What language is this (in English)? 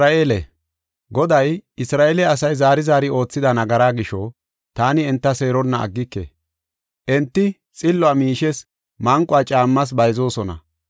Gofa